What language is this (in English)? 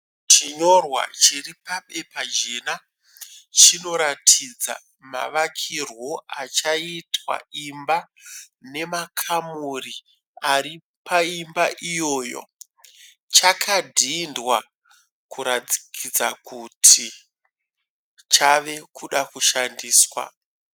Shona